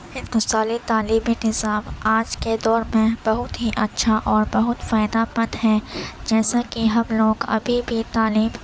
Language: Urdu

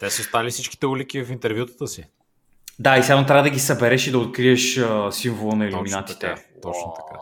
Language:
Bulgarian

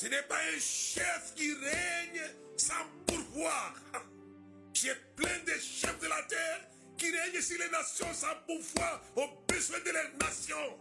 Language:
French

